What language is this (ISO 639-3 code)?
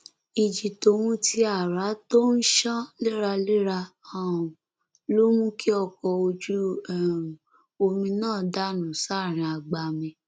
yor